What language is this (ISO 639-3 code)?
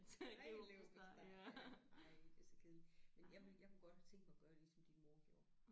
dan